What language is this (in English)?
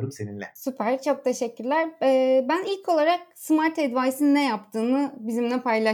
Turkish